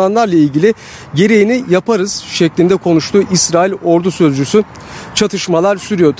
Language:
Turkish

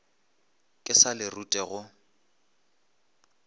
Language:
Northern Sotho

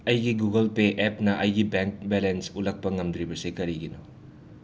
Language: Manipuri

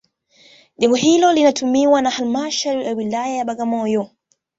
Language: Swahili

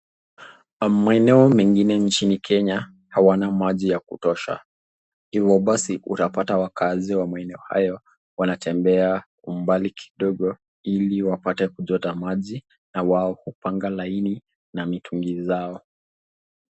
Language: Swahili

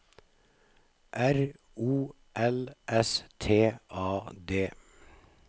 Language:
Norwegian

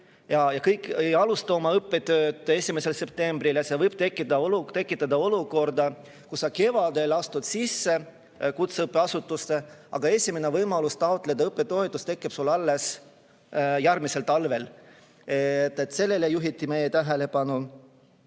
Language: Estonian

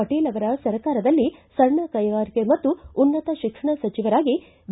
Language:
Kannada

